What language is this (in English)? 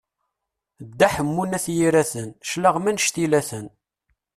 Kabyle